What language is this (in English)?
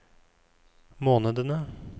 Norwegian